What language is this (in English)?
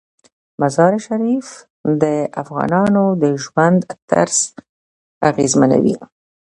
Pashto